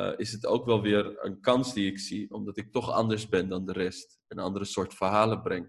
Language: Dutch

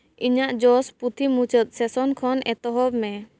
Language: Santali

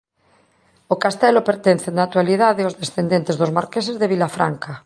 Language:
Galician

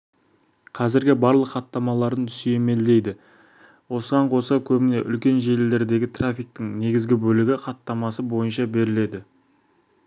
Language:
Kazakh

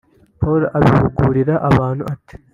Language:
Kinyarwanda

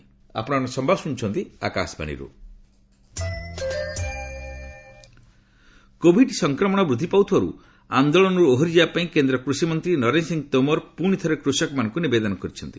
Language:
Odia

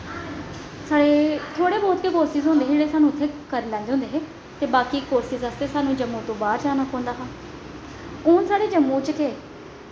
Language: Dogri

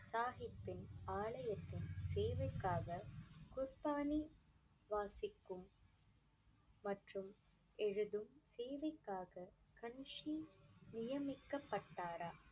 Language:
Tamil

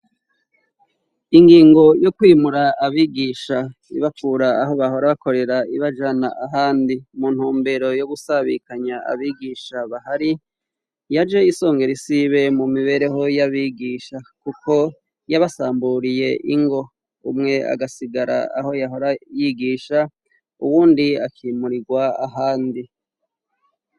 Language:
Rundi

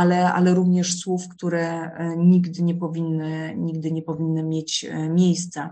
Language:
Polish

